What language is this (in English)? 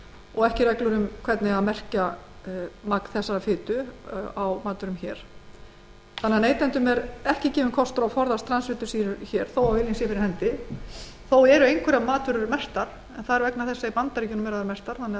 Icelandic